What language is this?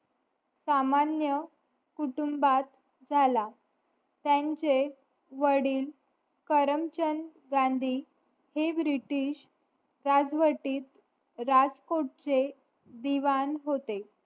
Marathi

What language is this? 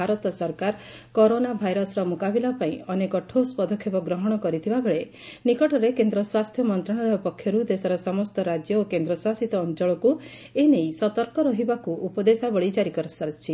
Odia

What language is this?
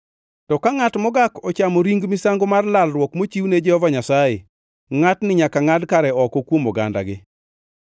Luo (Kenya and Tanzania)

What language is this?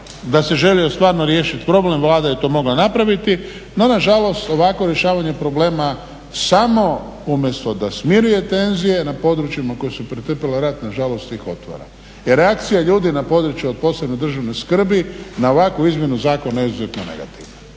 Croatian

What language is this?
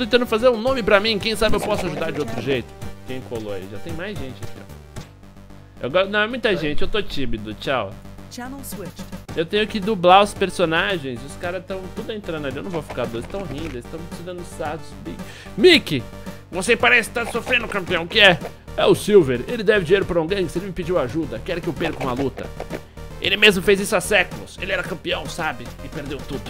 Portuguese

